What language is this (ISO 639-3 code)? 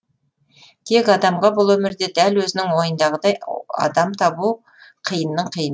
kaz